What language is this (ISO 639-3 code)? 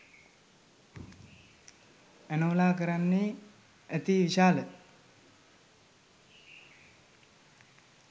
sin